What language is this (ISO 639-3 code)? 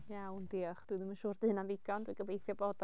cym